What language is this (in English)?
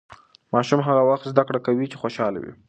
Pashto